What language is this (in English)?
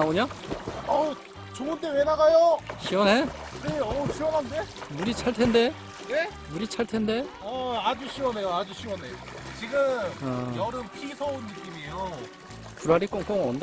Korean